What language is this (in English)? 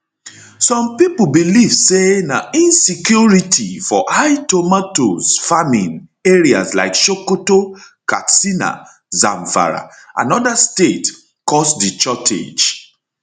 Nigerian Pidgin